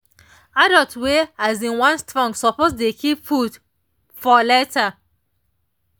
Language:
Nigerian Pidgin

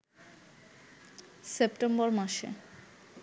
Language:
Bangla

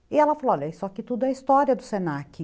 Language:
Portuguese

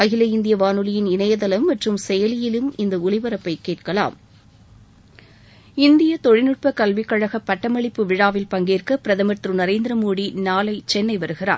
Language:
Tamil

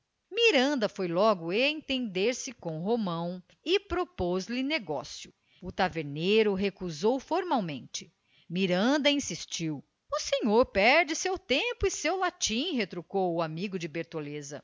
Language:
Portuguese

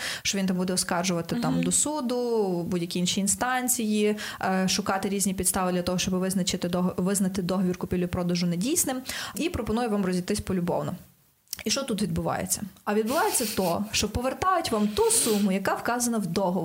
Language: Ukrainian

